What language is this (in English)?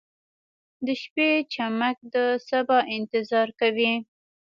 Pashto